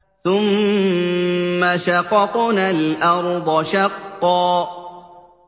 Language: Arabic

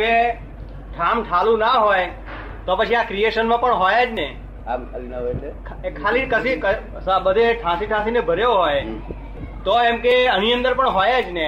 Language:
Gujarati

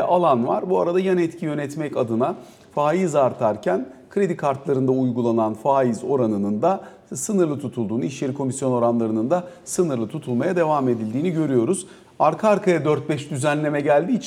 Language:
Turkish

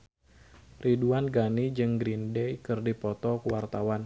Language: Sundanese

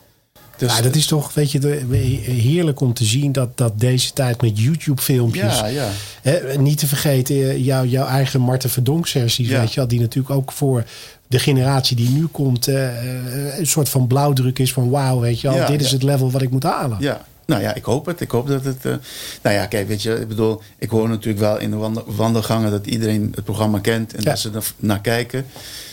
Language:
Dutch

